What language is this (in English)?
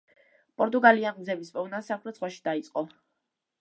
Georgian